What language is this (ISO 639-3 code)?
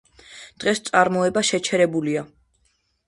kat